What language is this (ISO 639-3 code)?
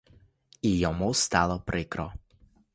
ukr